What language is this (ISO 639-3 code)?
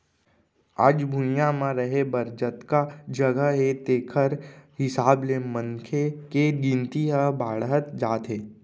hne